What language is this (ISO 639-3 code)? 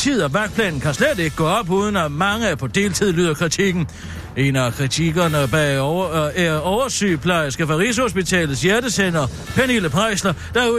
dan